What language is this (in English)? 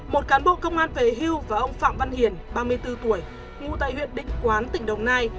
Vietnamese